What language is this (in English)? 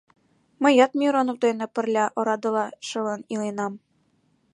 Mari